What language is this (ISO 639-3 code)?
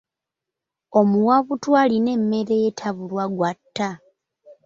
lug